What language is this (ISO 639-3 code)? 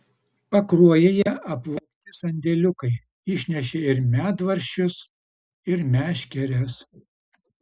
lit